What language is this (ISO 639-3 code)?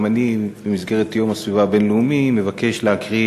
heb